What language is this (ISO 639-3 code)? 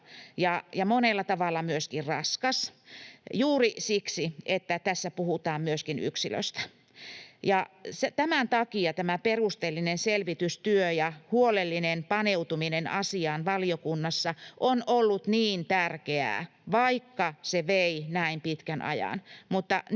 fin